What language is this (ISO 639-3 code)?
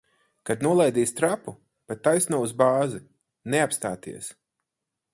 lav